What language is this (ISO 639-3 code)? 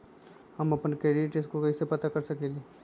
mag